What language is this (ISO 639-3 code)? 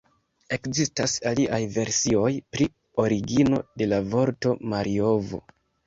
epo